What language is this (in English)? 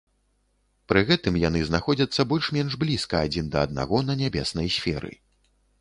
Belarusian